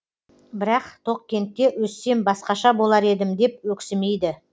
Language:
Kazakh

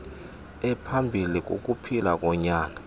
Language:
Xhosa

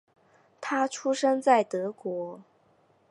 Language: Chinese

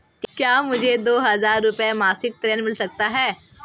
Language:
Hindi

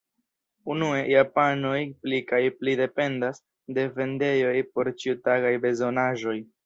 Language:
Esperanto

